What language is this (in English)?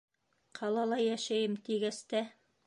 Bashkir